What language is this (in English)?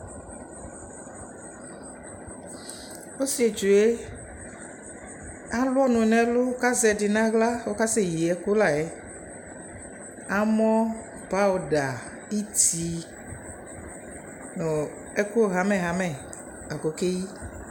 Ikposo